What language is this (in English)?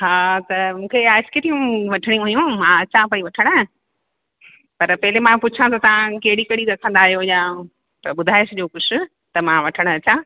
Sindhi